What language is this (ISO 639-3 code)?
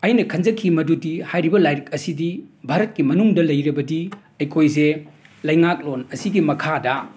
mni